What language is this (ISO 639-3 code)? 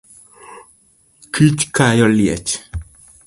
luo